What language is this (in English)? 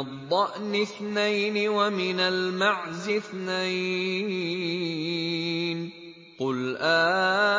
Arabic